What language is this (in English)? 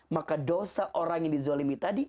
Indonesian